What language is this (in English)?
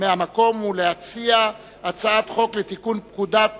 Hebrew